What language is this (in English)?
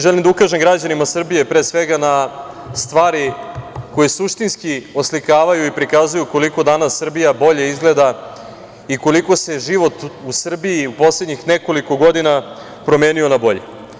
Serbian